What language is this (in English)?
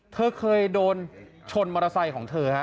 Thai